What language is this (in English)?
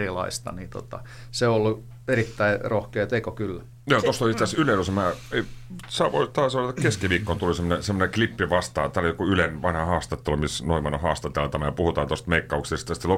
Finnish